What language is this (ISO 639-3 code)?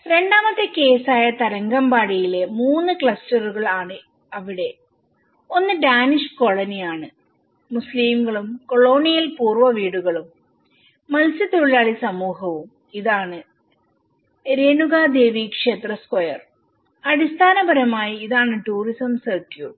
mal